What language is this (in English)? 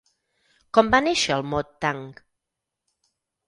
Catalan